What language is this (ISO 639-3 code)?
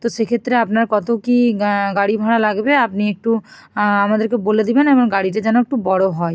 ben